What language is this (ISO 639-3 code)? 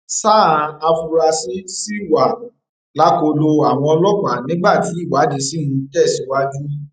yor